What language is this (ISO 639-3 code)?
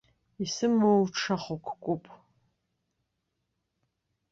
abk